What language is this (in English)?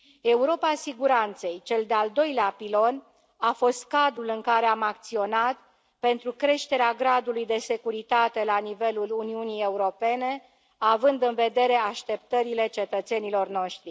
Romanian